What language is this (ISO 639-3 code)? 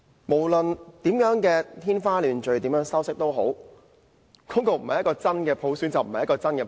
yue